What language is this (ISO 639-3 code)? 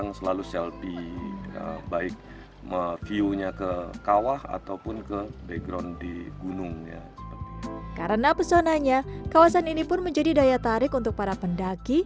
ind